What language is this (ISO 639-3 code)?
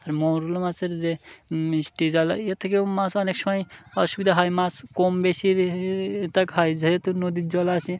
ben